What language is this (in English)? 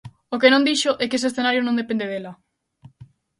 Galician